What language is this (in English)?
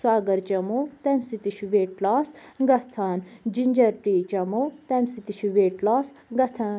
Kashmiri